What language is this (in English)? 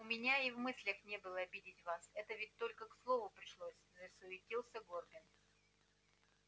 Russian